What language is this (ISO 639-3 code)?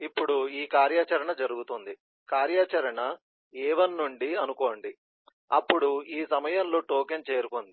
tel